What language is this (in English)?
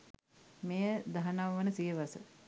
Sinhala